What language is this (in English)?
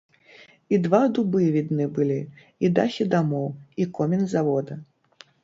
Belarusian